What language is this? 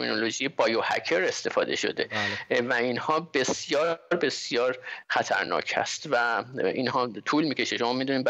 Persian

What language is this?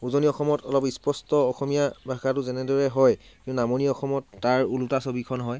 Assamese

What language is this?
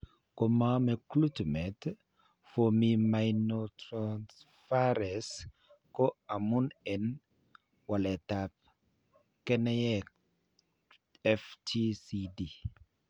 Kalenjin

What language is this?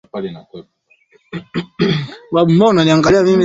Swahili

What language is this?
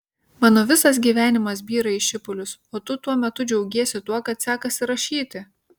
Lithuanian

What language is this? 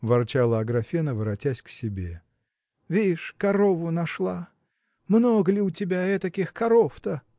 Russian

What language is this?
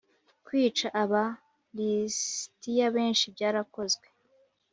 Kinyarwanda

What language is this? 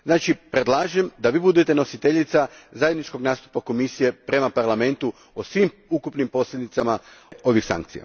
Croatian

